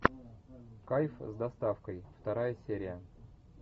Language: Russian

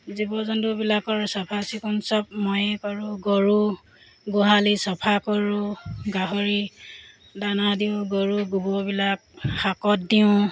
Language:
Assamese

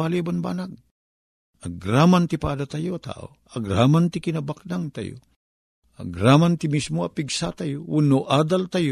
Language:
Filipino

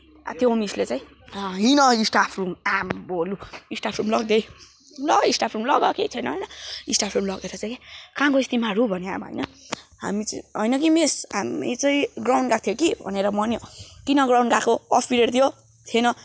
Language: Nepali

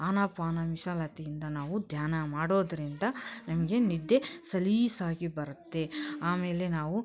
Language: Kannada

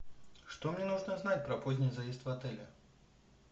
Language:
Russian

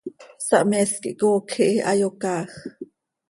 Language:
Seri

